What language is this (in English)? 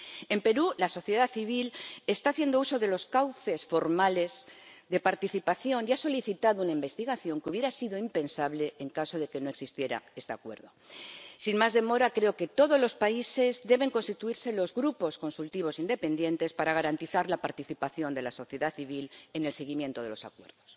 Spanish